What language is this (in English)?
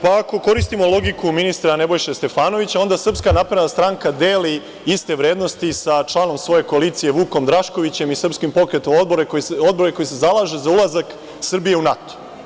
Serbian